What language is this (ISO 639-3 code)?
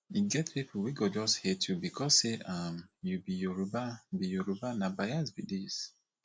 pcm